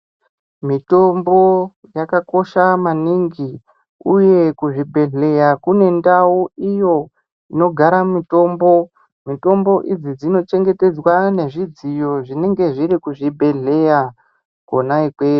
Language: Ndau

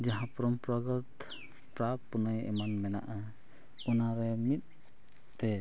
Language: Santali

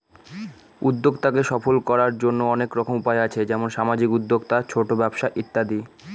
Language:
Bangla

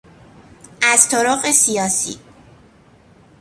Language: Persian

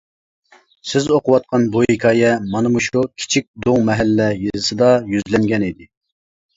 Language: Uyghur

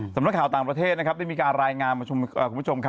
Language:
Thai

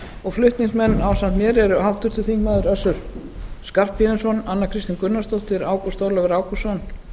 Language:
Icelandic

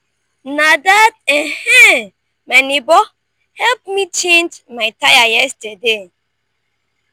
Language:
Nigerian Pidgin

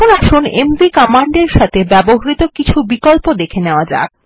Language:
Bangla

